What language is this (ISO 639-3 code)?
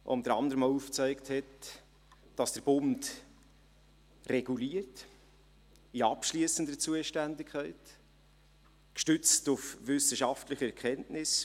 gsw